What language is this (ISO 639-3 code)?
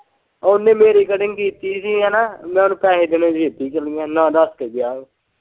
pan